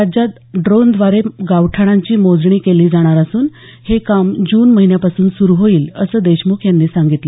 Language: Marathi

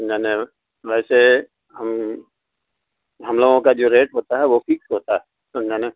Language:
Urdu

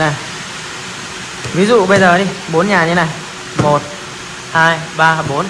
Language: Vietnamese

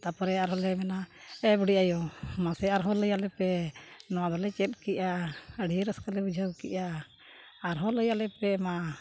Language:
Santali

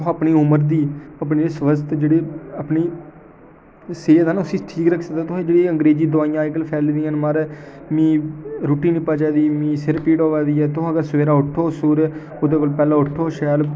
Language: Dogri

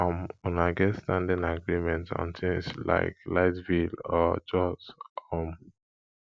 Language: Nigerian Pidgin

